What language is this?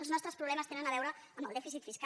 Catalan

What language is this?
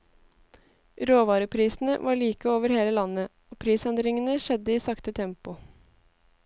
Norwegian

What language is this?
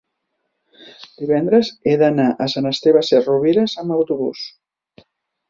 Catalan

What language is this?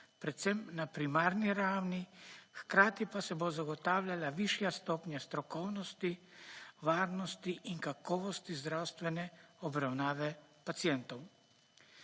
Slovenian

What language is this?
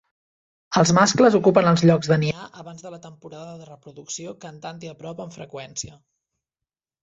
Catalan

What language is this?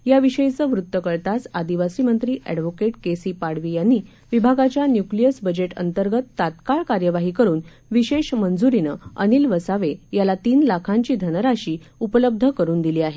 Marathi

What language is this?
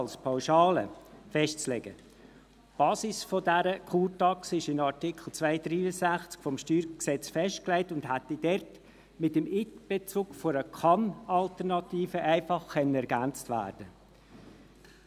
Swiss German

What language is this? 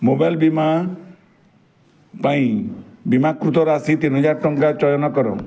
Odia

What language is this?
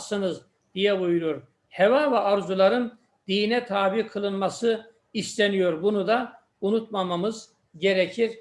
Turkish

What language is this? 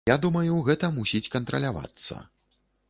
Belarusian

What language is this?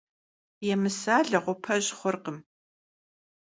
Kabardian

